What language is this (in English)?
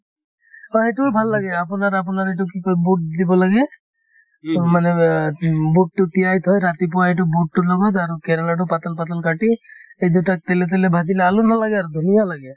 Assamese